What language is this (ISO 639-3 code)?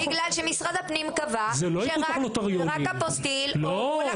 heb